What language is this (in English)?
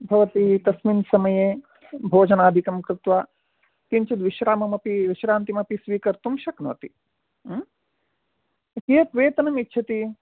Sanskrit